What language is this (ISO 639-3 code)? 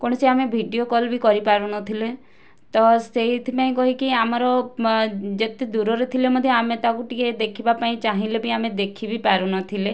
ori